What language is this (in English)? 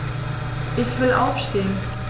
German